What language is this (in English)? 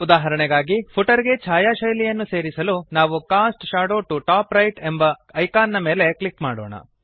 Kannada